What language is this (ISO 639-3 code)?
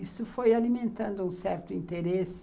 por